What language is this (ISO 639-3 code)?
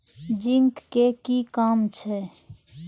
mai